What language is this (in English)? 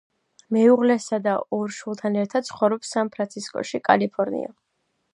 Georgian